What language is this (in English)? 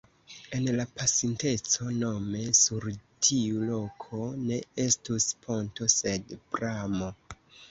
Esperanto